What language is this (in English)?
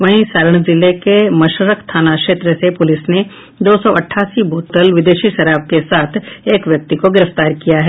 Hindi